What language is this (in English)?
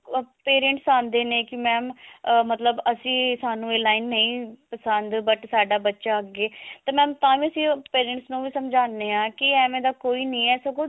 Punjabi